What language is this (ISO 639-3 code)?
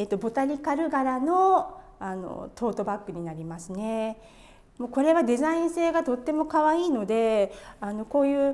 jpn